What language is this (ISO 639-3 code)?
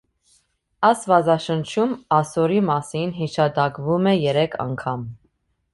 hye